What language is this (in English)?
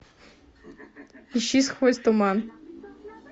Russian